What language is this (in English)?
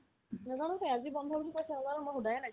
Assamese